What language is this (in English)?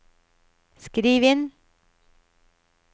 Norwegian